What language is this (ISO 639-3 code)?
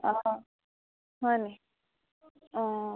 asm